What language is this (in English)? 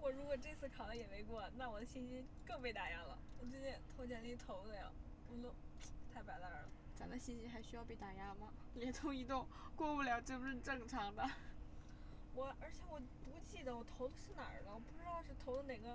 Chinese